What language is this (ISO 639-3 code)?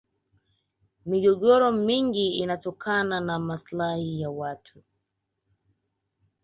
swa